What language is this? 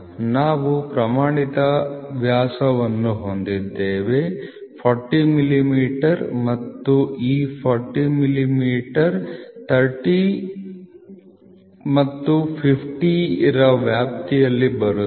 Kannada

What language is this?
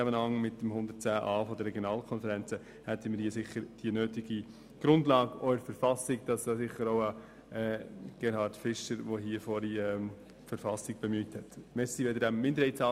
Swiss German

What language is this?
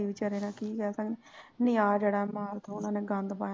Punjabi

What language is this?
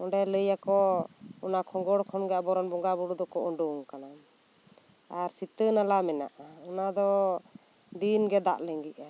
Santali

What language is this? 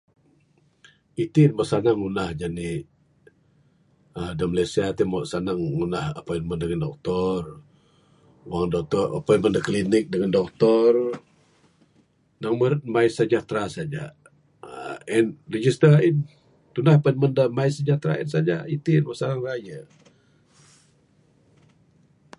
Bukar-Sadung Bidayuh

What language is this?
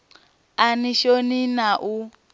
Venda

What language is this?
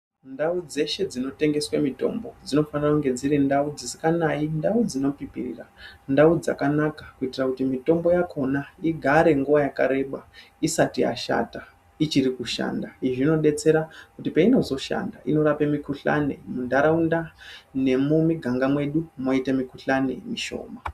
Ndau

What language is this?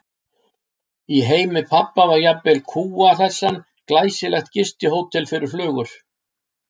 Icelandic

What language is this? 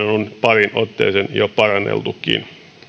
Finnish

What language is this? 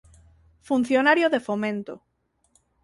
Galician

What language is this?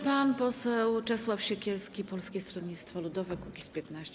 Polish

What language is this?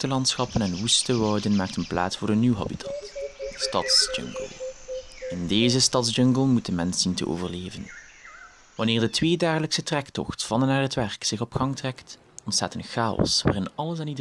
Dutch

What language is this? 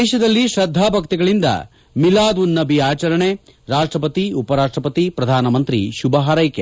Kannada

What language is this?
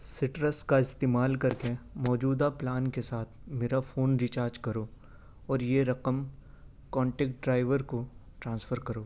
Urdu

